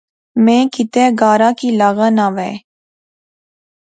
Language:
Pahari-Potwari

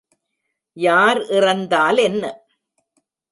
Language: Tamil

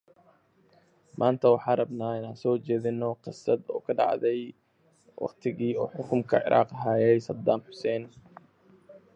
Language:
English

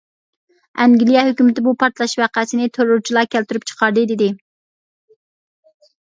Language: Uyghur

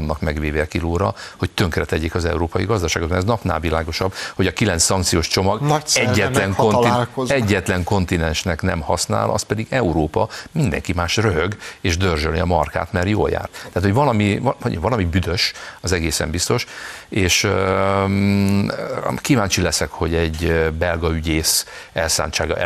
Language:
Hungarian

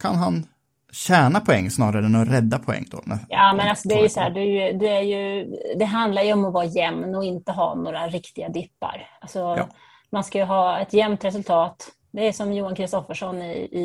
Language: Swedish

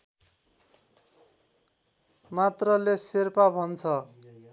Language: Nepali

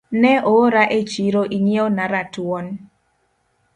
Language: Luo (Kenya and Tanzania)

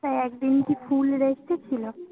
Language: Bangla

